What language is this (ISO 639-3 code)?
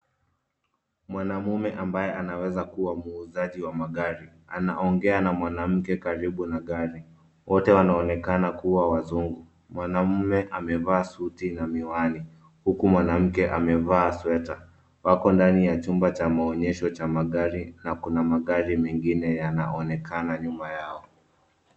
swa